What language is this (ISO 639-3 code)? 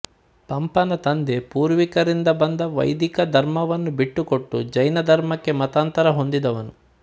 kan